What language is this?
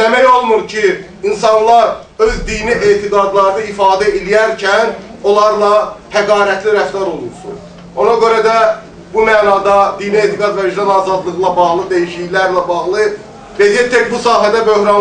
Turkish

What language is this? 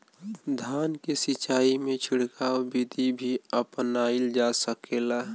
Bhojpuri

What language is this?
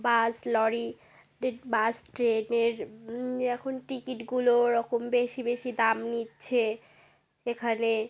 Bangla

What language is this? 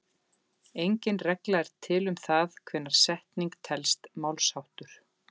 Icelandic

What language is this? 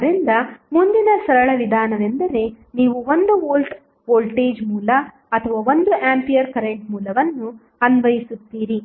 Kannada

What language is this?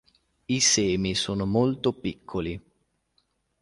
Italian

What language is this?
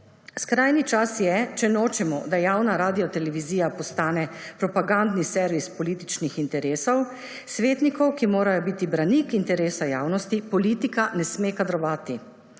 Slovenian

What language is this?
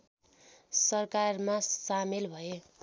Nepali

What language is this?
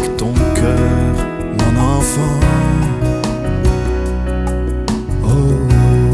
Spanish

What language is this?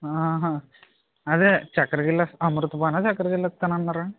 Telugu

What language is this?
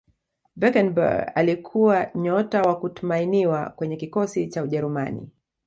Swahili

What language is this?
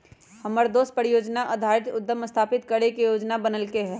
Magahi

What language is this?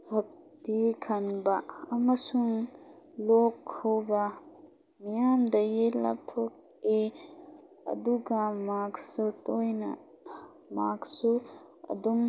Manipuri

